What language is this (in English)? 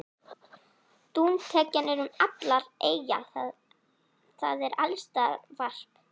Icelandic